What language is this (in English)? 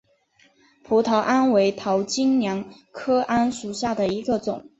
Chinese